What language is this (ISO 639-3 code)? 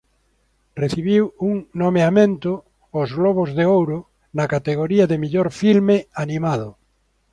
glg